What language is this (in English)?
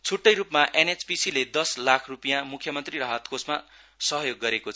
Nepali